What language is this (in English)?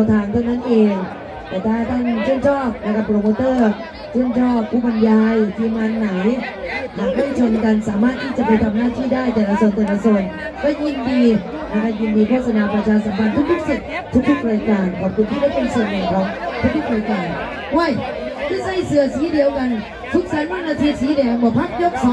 Thai